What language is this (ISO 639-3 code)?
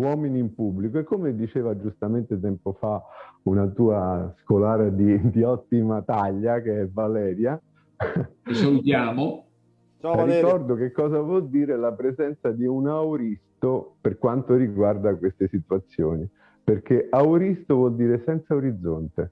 ita